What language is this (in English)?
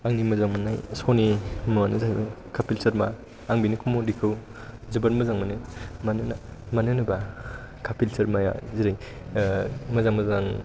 Bodo